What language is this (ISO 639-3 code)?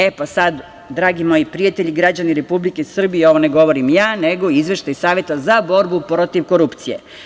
srp